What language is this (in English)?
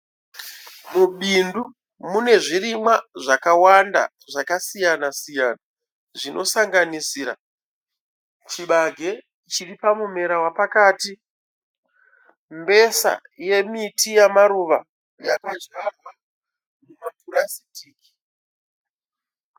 Shona